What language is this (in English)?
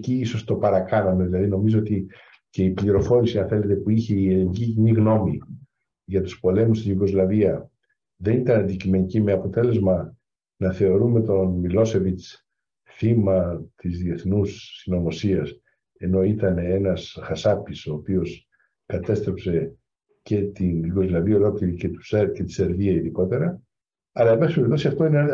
Greek